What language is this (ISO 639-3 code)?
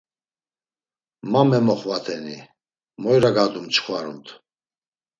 lzz